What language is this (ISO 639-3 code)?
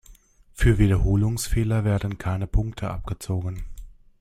deu